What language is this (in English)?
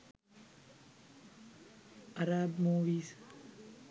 Sinhala